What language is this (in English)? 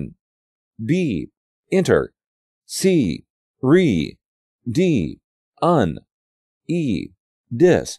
Korean